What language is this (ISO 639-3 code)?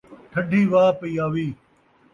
skr